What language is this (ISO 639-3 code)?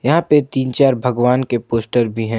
hin